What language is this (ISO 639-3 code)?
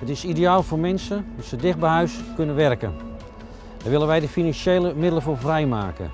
nld